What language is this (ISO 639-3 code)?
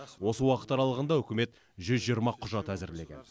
kaz